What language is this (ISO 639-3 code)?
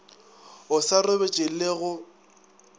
nso